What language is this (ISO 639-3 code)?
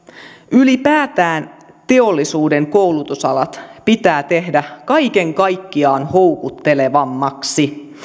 fin